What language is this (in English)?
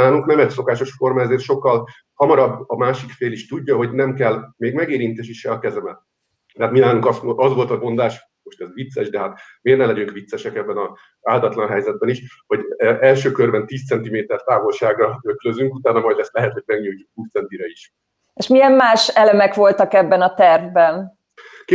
Hungarian